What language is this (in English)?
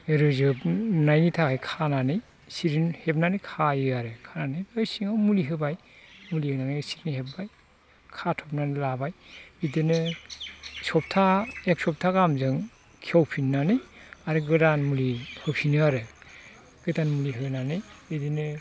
Bodo